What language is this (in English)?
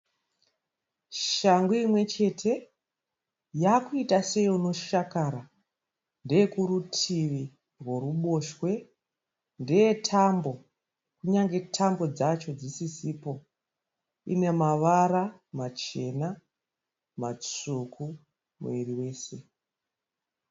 Shona